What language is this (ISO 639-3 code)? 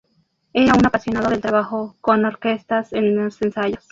spa